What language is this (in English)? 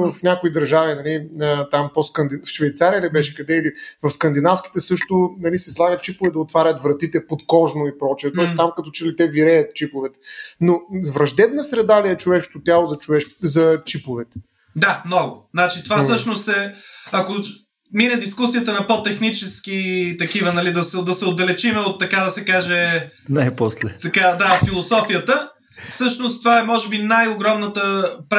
Bulgarian